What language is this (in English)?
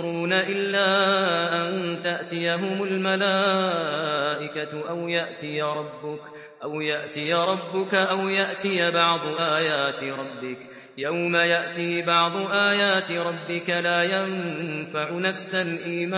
Arabic